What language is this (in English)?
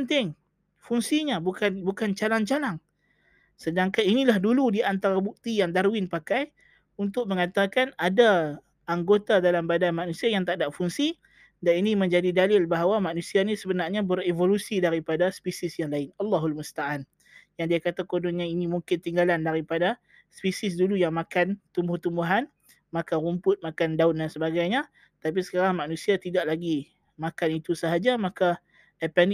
Malay